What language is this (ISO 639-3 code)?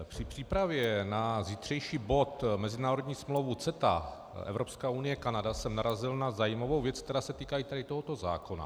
ces